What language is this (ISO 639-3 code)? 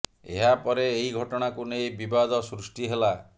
ori